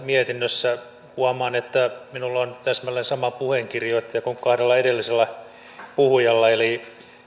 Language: Finnish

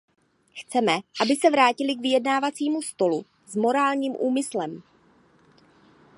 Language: Czech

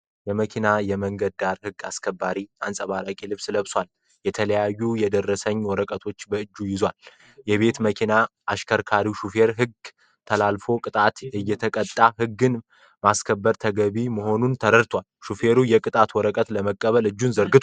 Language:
Amharic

